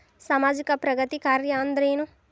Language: Kannada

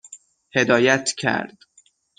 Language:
Persian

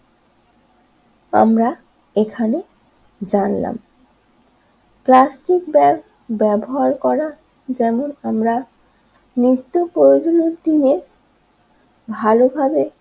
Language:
Bangla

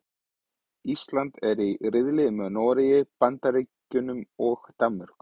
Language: Icelandic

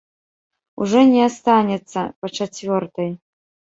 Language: Belarusian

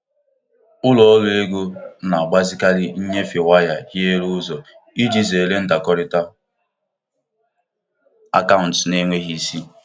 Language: Igbo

